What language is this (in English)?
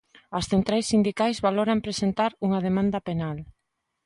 Galician